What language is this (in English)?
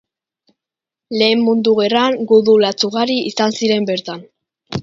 Basque